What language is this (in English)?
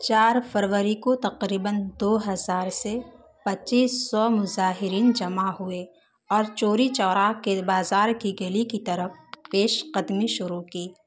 Urdu